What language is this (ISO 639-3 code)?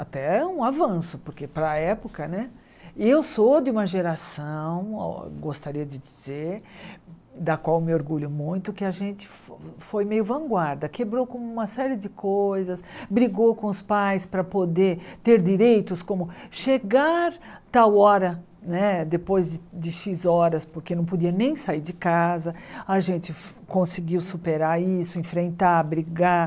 por